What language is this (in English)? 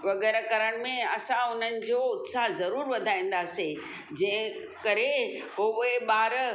Sindhi